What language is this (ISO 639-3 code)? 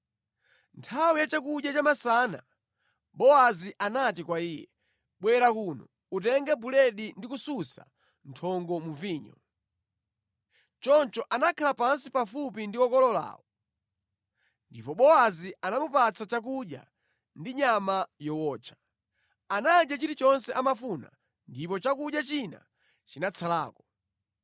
nya